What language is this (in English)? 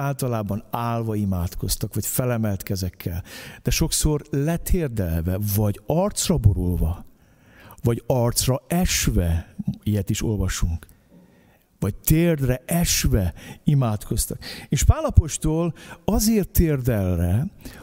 Hungarian